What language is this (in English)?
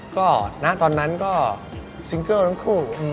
Thai